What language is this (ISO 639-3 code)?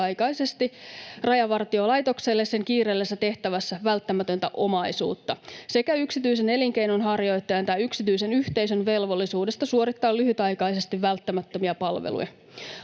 fin